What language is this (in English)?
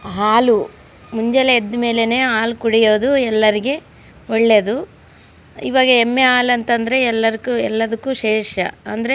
Kannada